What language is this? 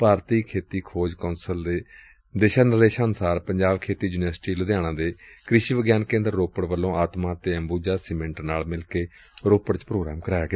Punjabi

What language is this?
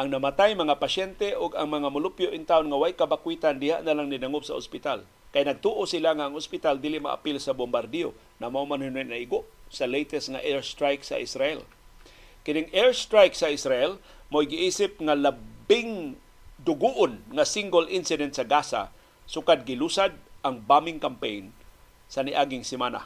Filipino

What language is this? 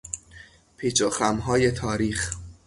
Persian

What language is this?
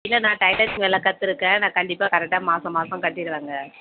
Tamil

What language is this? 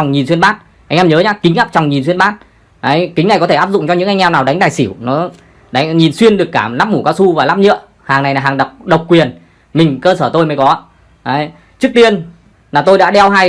Vietnamese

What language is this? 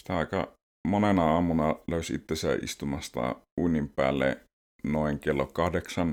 Finnish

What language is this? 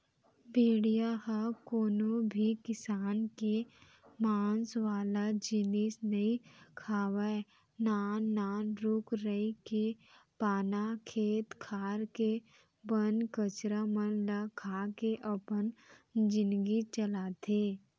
Chhattisgarhi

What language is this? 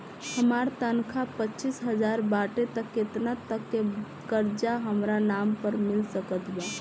Bhojpuri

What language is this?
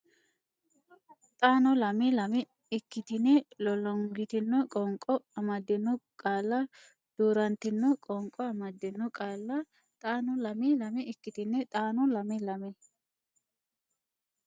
Sidamo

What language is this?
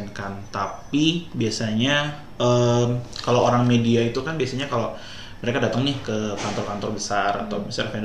Indonesian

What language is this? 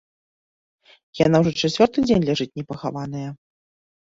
Belarusian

